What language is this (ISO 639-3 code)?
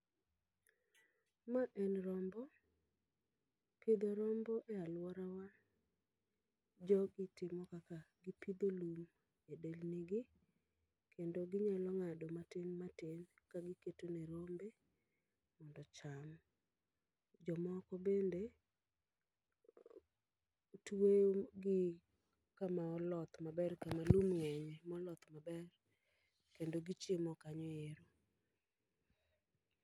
luo